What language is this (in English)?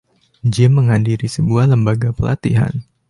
Indonesian